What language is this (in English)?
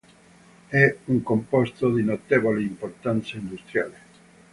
Italian